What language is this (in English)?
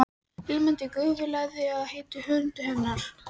Icelandic